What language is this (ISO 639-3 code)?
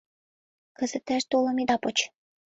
chm